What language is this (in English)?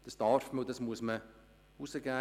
Swiss German